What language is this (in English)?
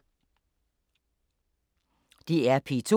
Danish